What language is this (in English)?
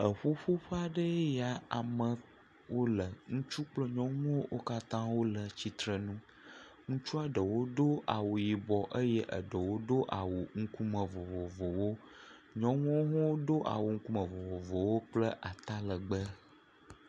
Ewe